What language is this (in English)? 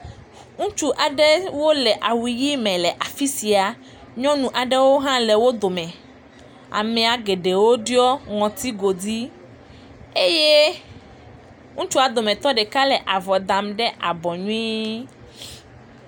Ewe